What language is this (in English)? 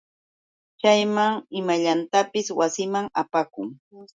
Yauyos Quechua